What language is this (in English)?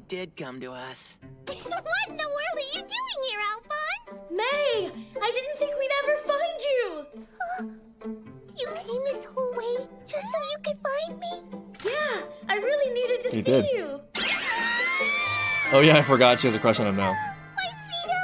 English